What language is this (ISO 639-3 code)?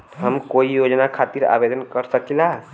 bho